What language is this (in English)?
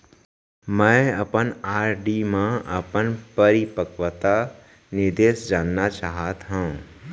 Chhattisgarhi